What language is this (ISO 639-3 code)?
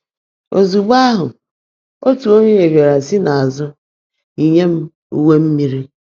ibo